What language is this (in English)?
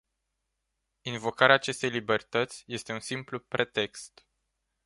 Romanian